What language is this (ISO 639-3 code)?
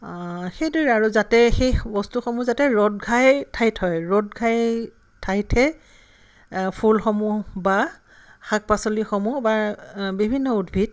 asm